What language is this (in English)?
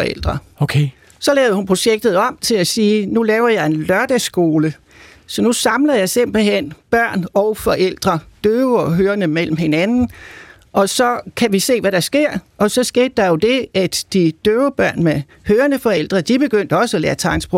Danish